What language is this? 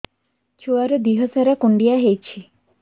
Odia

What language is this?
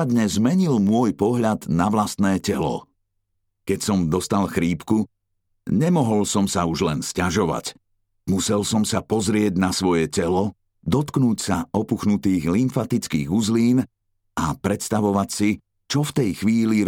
Slovak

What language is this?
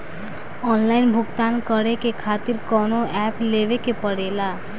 Bhojpuri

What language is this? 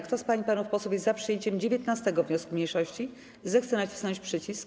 Polish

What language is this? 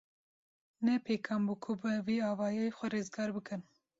Kurdish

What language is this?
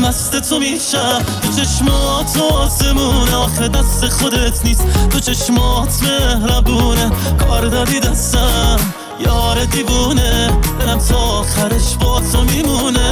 Persian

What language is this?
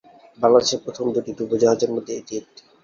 Bangla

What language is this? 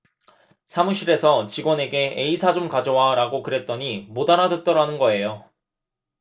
Korean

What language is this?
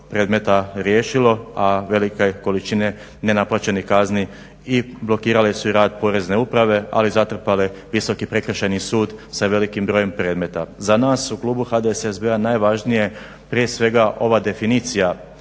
Croatian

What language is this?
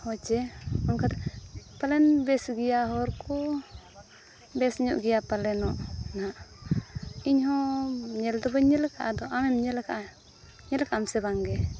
Santali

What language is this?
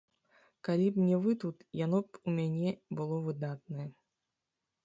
Belarusian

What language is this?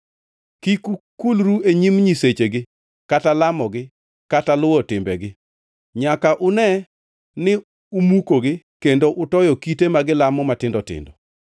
Luo (Kenya and Tanzania)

